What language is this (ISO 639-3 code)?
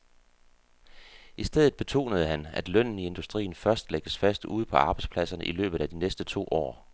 dan